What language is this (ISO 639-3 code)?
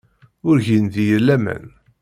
kab